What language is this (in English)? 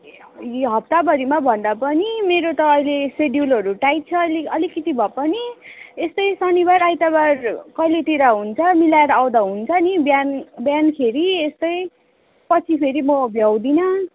Nepali